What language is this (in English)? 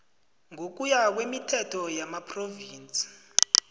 South Ndebele